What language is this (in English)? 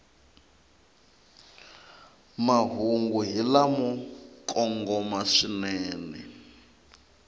Tsonga